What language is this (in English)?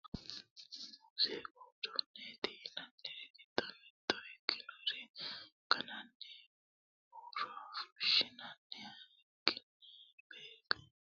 Sidamo